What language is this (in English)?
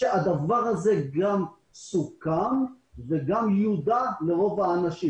Hebrew